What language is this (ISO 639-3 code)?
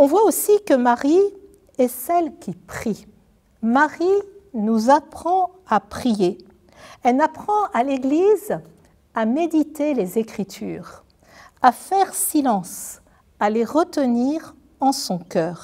fra